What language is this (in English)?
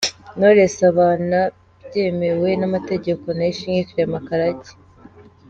Kinyarwanda